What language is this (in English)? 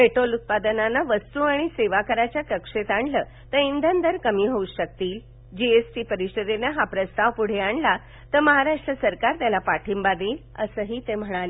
Marathi